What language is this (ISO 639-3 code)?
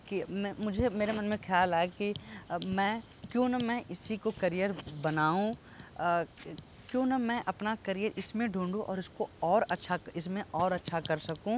hin